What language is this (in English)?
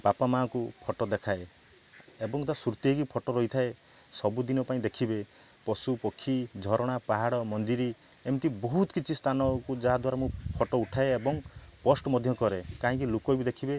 Odia